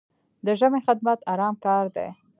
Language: Pashto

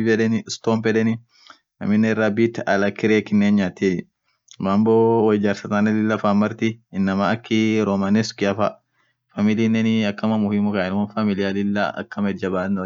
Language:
Orma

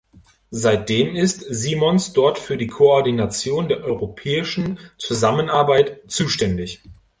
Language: German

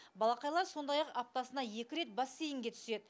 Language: Kazakh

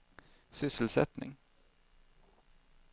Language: Swedish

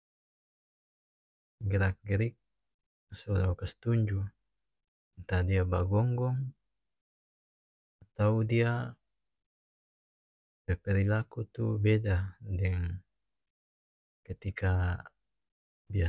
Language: North Moluccan Malay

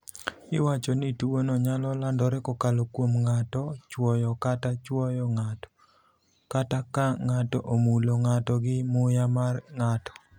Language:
Luo (Kenya and Tanzania)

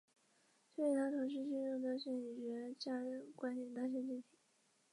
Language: Chinese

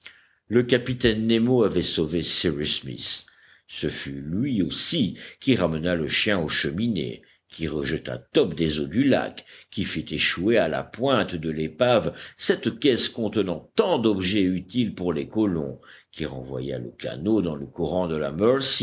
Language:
French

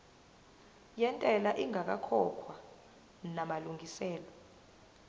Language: Zulu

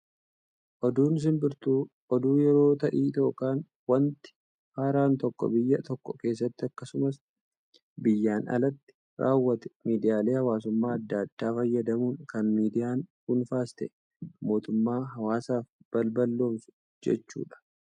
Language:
Oromo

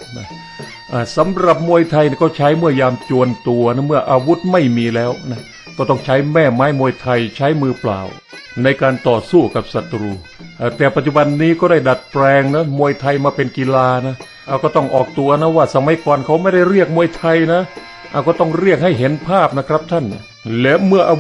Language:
Thai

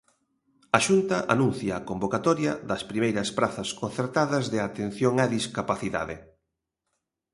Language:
Galician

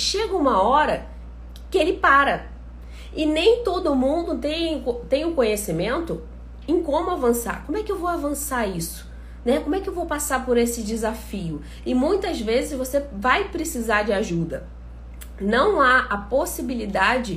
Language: Portuguese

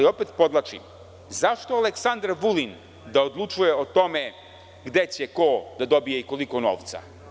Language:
Serbian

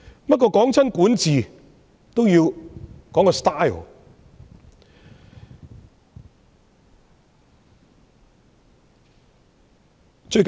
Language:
Cantonese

